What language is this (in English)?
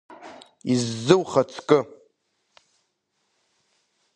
Abkhazian